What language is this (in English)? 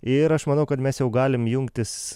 Lithuanian